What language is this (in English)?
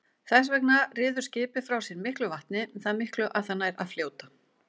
Icelandic